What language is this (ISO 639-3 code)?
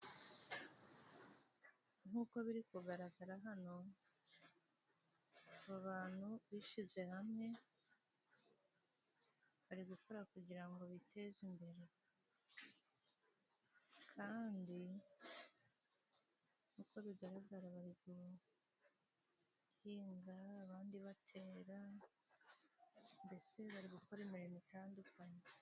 kin